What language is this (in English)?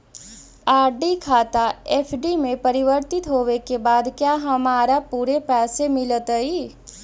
Magahi